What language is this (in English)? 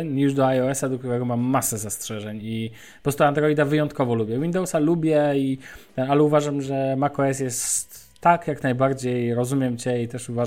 Polish